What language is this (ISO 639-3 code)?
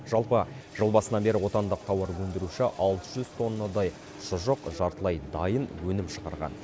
kaz